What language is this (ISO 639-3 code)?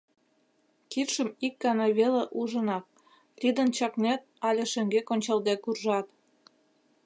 chm